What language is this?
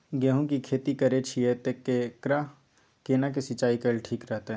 Maithili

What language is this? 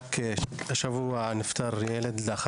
Hebrew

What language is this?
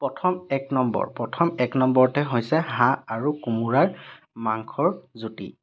Assamese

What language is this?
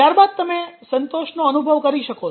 Gujarati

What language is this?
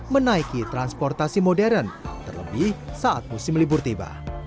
Indonesian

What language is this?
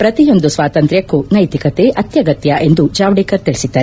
Kannada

